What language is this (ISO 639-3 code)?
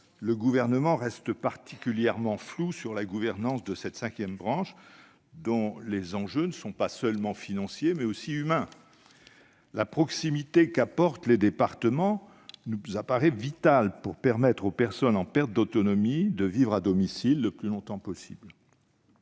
fra